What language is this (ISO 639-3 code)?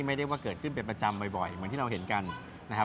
tha